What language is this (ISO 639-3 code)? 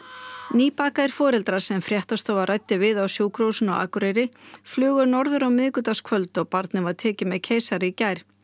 isl